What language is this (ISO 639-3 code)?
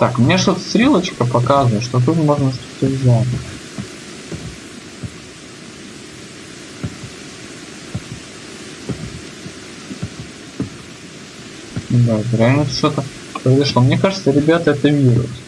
rus